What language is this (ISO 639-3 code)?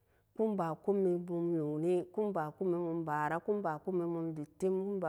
ccg